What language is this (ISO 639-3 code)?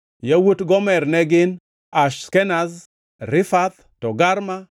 luo